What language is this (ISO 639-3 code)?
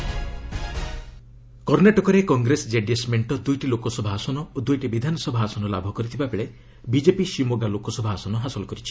ori